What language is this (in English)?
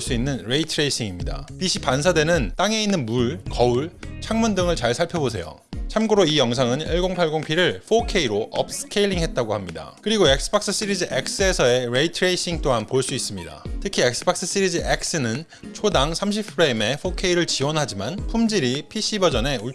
Korean